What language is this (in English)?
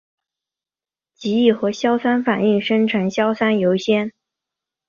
Chinese